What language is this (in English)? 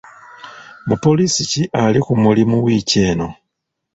Ganda